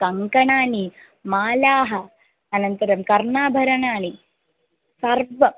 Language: Sanskrit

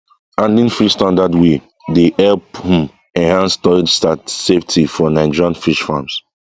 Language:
Nigerian Pidgin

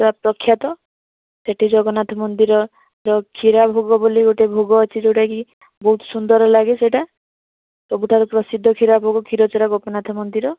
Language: Odia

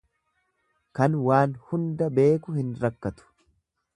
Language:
Oromo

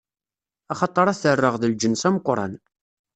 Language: Kabyle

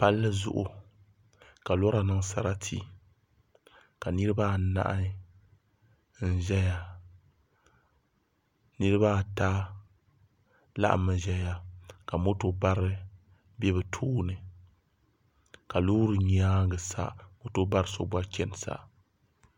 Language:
Dagbani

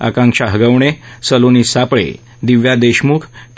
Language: Marathi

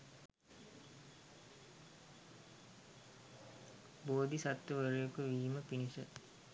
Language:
Sinhala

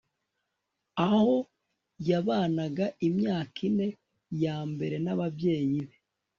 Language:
Kinyarwanda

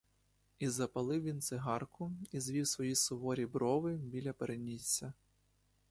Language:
Ukrainian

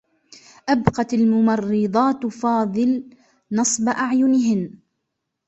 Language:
Arabic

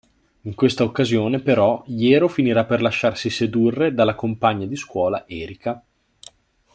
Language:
Italian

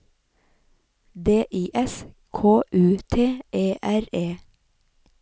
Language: Norwegian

